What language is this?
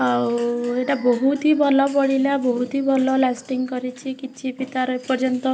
Odia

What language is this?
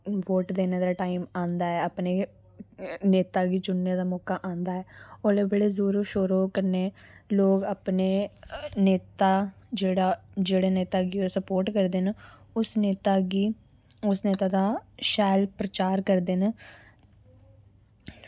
Dogri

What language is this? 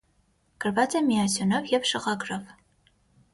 Armenian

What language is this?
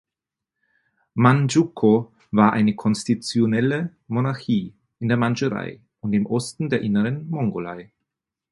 German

